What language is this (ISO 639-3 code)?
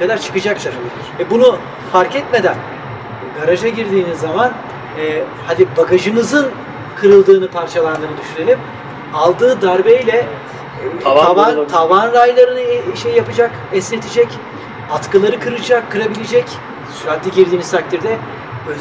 tur